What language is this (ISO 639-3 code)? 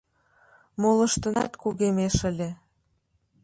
chm